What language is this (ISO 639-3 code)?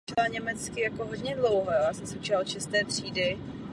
ces